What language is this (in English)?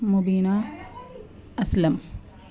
Urdu